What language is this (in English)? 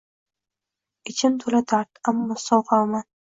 Uzbek